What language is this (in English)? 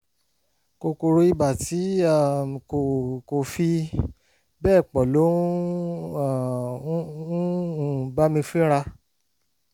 Yoruba